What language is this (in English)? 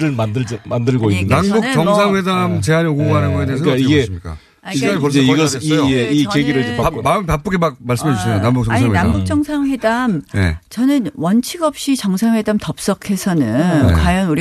Korean